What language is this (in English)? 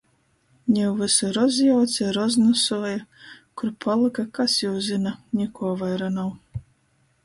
Latgalian